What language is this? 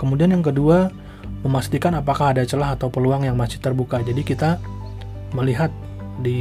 Indonesian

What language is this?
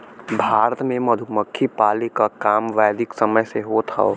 Bhojpuri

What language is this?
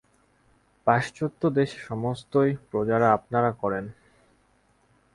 Bangla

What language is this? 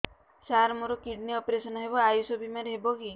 Odia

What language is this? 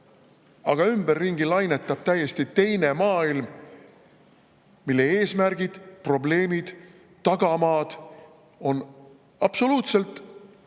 Estonian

